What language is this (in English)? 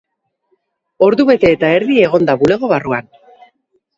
Basque